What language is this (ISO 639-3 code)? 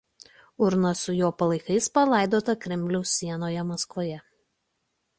lit